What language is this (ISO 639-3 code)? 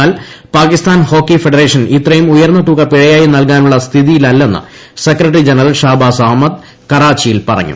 mal